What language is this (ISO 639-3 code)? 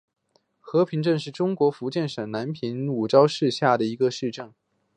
zho